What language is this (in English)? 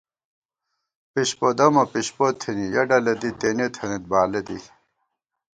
Gawar-Bati